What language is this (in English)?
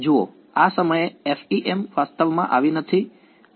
Gujarati